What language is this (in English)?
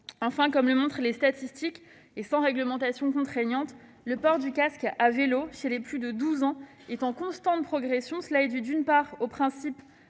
French